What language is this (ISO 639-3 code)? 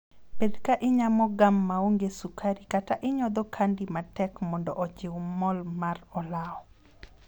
luo